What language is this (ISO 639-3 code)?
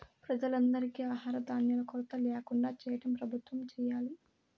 tel